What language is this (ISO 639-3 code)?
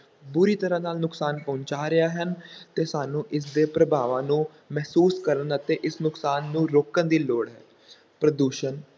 pan